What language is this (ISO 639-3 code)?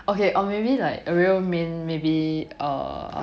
eng